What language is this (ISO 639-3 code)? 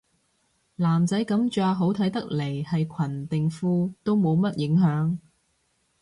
yue